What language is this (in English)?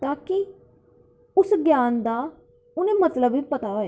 Dogri